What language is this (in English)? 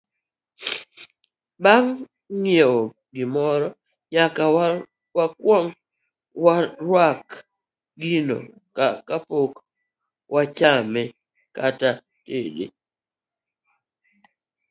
Luo (Kenya and Tanzania)